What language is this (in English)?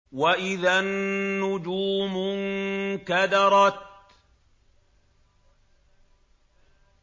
Arabic